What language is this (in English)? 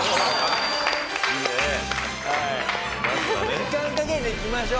Japanese